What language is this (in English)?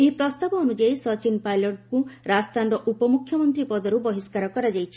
Odia